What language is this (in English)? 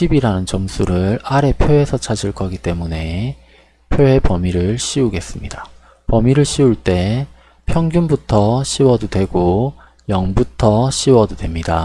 Korean